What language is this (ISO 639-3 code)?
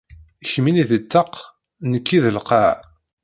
kab